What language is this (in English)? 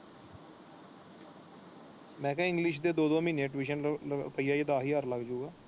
Punjabi